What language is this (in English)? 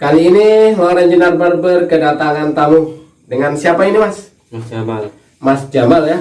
Indonesian